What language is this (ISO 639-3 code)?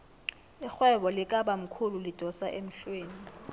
nbl